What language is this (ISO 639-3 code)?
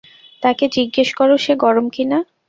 ben